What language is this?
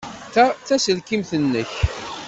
Kabyle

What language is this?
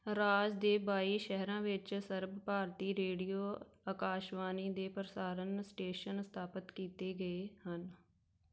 Punjabi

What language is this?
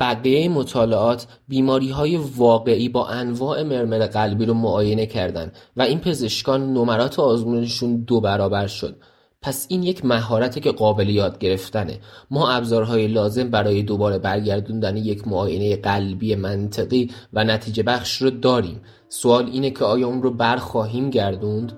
Persian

